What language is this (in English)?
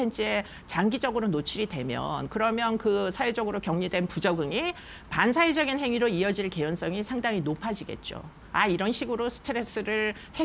Korean